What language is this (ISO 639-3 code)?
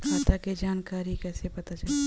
bho